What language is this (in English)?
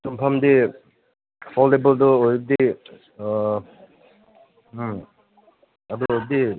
Manipuri